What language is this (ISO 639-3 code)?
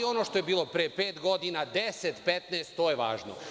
srp